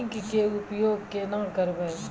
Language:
Maithili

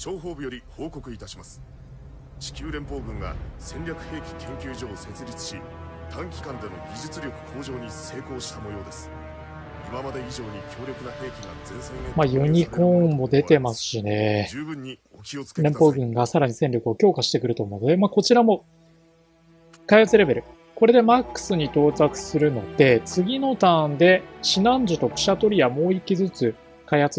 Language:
Japanese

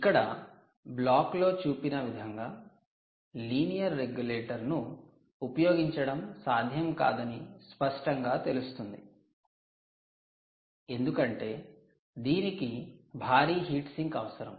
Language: Telugu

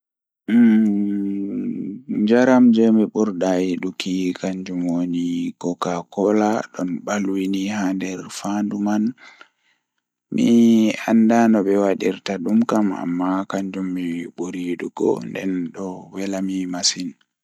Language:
Fula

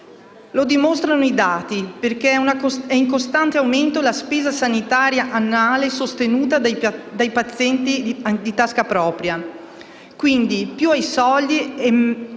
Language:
Italian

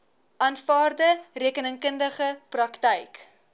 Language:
Afrikaans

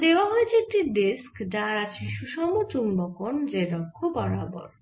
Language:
Bangla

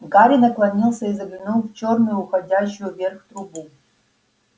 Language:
Russian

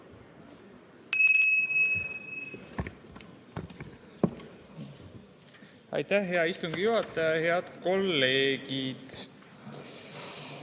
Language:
Estonian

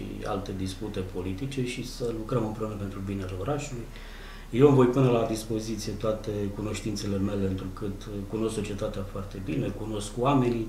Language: Romanian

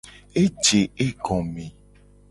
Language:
Gen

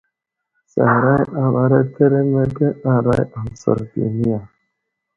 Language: Wuzlam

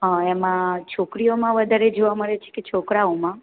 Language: Gujarati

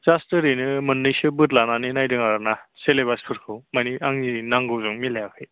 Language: Bodo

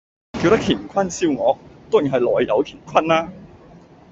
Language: Cantonese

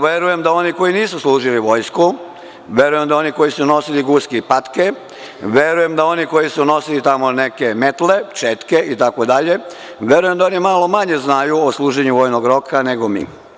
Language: Serbian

